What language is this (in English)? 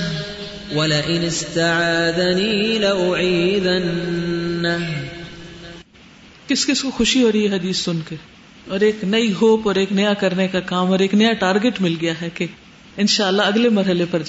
Urdu